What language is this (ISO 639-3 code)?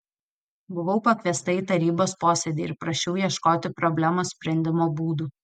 lit